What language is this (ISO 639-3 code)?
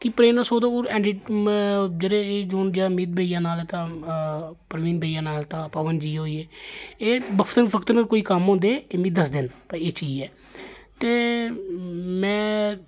doi